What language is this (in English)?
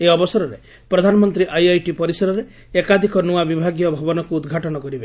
Odia